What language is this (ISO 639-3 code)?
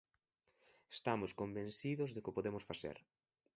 glg